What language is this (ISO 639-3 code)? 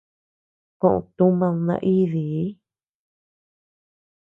cux